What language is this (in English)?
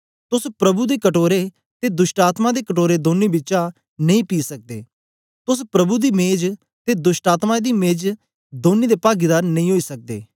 Dogri